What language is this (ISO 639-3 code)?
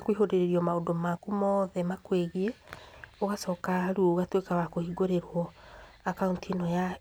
kik